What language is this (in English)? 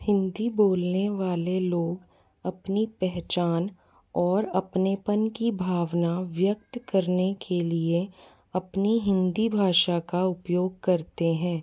Hindi